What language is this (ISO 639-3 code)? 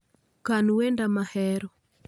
luo